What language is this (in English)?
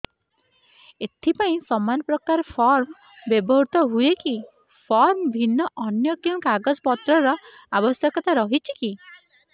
Odia